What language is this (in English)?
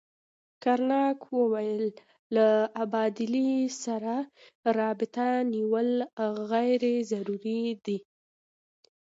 Pashto